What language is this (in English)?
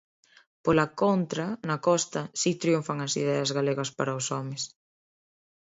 Galician